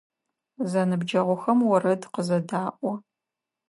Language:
Adyghe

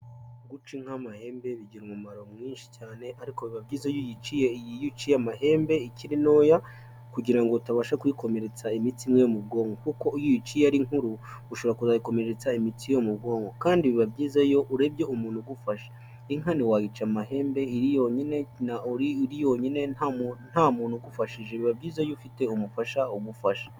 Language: Kinyarwanda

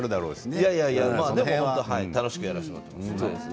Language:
Japanese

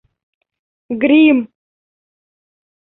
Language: Bashkir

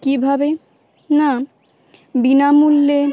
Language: Bangla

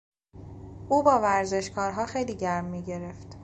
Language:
Persian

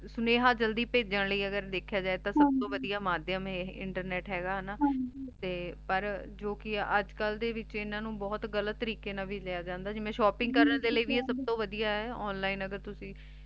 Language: Punjabi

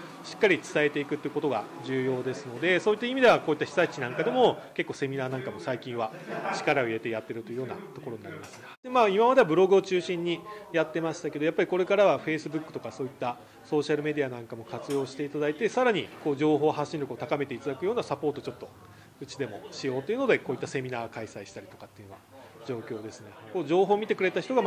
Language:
Japanese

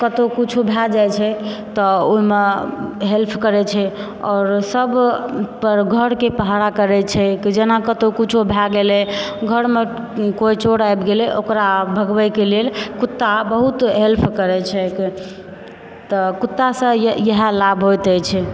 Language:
Maithili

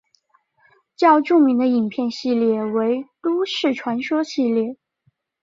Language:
Chinese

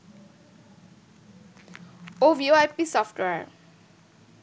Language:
Bangla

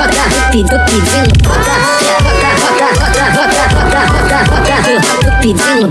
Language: Korean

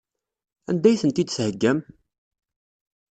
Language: Kabyle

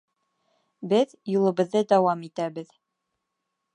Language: Bashkir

